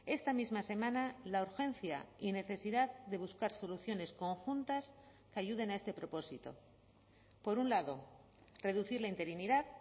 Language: Spanish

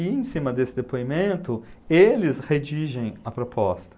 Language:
Portuguese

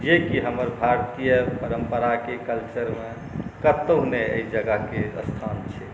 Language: Maithili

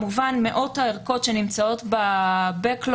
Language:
Hebrew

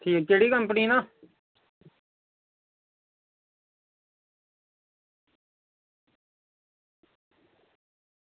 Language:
Dogri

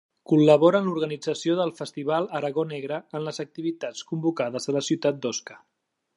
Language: Catalan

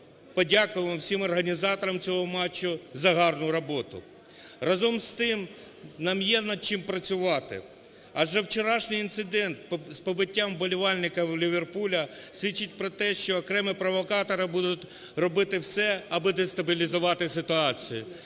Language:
Ukrainian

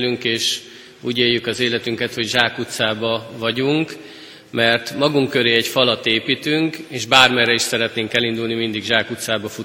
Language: Hungarian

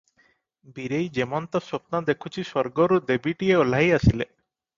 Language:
Odia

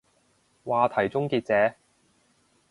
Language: Cantonese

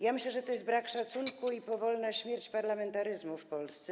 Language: Polish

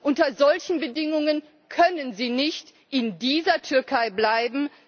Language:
German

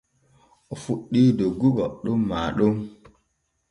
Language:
Borgu Fulfulde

